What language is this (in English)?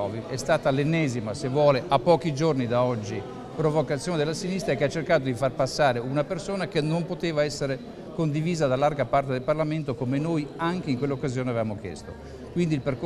Italian